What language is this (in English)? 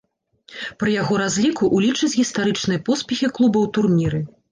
Belarusian